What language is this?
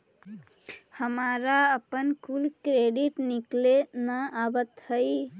Magahi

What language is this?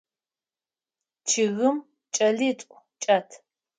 Adyghe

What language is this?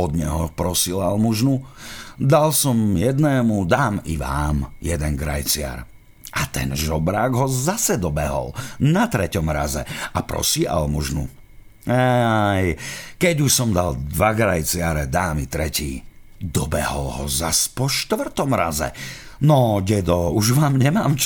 Slovak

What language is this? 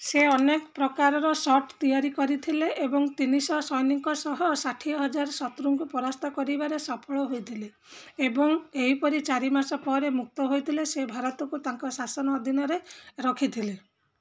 Odia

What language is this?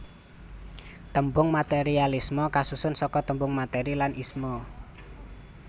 Javanese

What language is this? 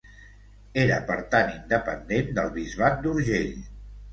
Catalan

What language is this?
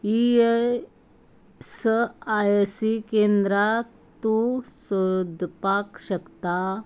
Konkani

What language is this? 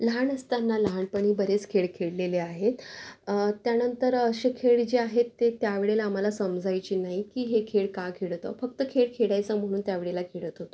Marathi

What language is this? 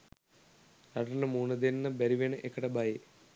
Sinhala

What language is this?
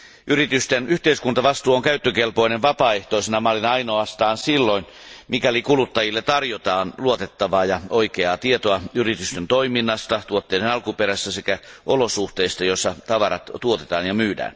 Finnish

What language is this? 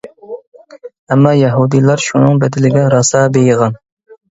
Uyghur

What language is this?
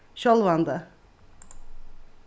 Faroese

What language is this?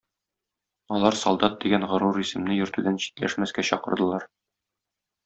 Tatar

